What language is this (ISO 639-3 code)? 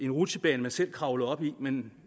dan